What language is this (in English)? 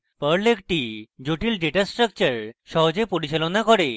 Bangla